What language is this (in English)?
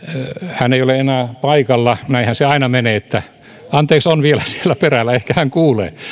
Finnish